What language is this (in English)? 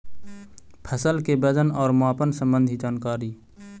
Magahi